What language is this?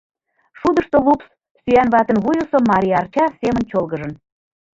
Mari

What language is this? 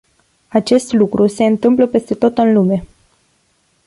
Romanian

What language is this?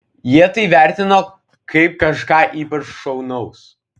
Lithuanian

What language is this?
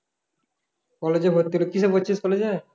Bangla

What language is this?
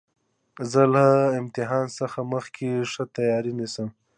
Pashto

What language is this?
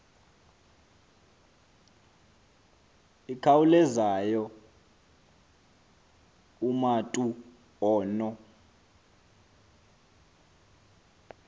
Xhosa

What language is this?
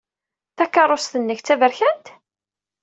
Kabyle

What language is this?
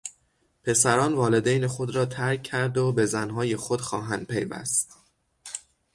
Persian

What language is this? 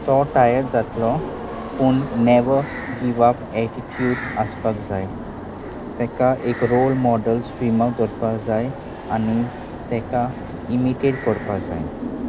Konkani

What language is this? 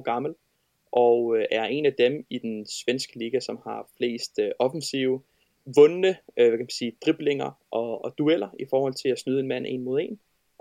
Danish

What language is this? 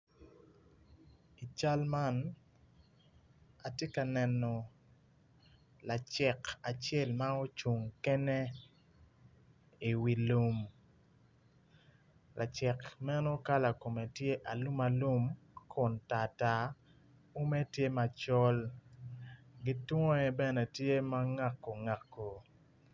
Acoli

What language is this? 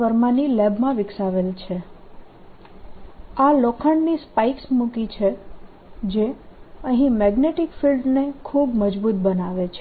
Gujarati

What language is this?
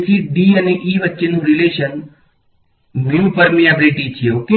Gujarati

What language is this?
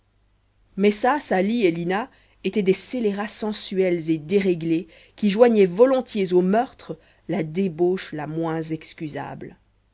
French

